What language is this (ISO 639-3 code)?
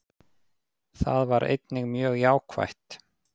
isl